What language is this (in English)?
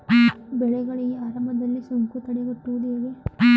Kannada